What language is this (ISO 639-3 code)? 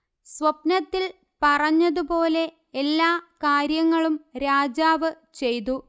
mal